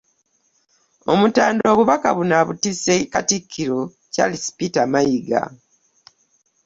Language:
Ganda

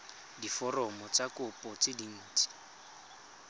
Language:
Tswana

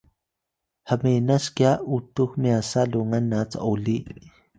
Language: Atayal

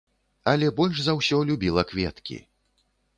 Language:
Belarusian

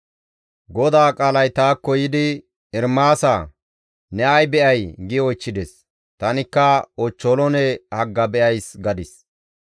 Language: Gamo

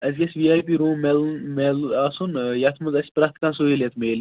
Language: Kashmiri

